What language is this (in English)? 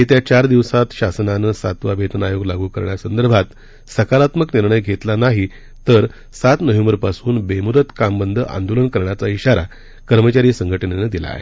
Marathi